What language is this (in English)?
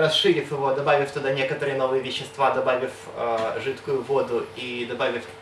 Russian